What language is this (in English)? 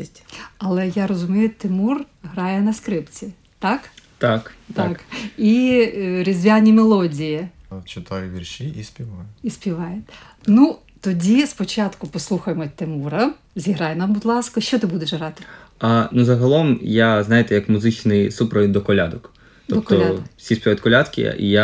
Ukrainian